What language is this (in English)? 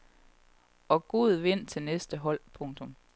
Danish